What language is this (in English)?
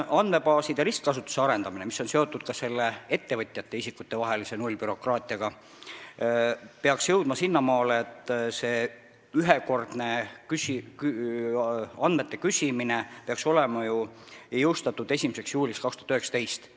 Estonian